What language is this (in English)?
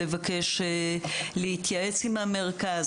Hebrew